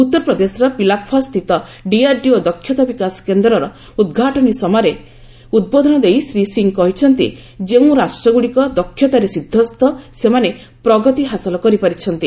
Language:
Odia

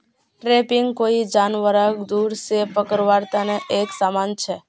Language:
Magahi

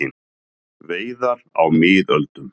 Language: Icelandic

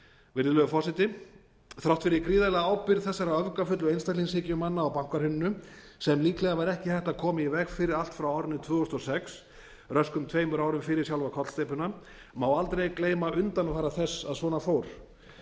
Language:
Icelandic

